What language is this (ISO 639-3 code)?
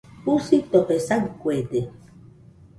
hux